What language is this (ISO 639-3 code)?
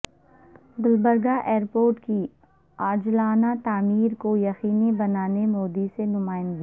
urd